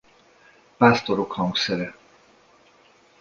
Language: Hungarian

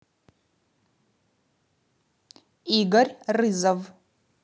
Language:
Russian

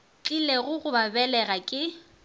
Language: Northern Sotho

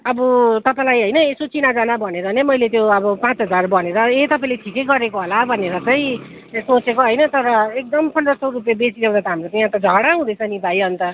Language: Nepali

